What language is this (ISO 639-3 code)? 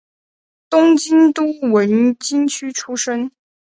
zho